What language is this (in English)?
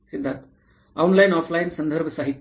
Marathi